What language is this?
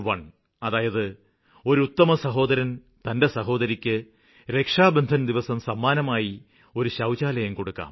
Malayalam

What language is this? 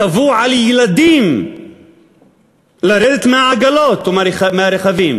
Hebrew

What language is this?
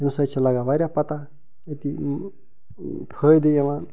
Kashmiri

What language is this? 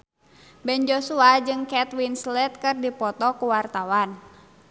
Sundanese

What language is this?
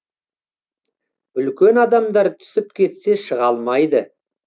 Kazakh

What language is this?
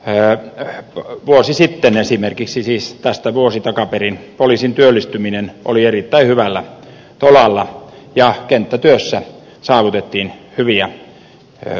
Finnish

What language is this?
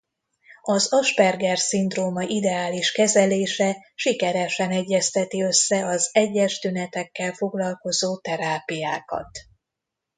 Hungarian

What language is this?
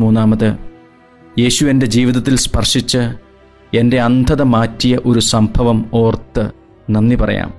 Malayalam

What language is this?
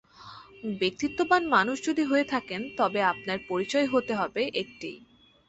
Bangla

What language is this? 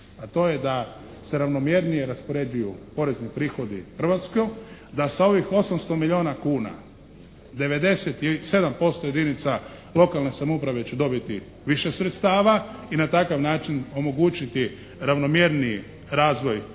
Croatian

